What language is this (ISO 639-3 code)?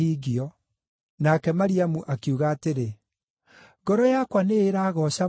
kik